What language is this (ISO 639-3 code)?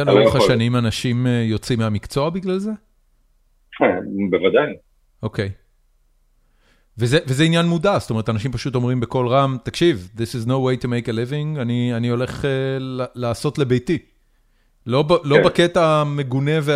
heb